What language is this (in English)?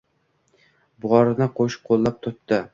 Uzbek